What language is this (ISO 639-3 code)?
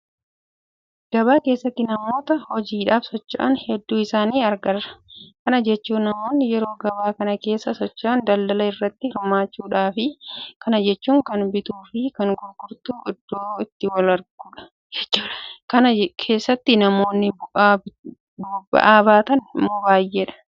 orm